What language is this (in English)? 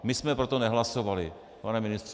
Czech